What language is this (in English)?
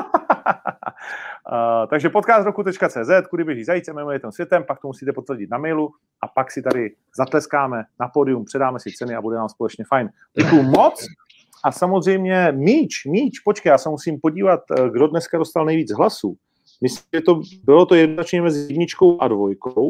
Czech